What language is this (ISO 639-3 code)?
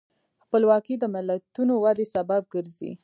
pus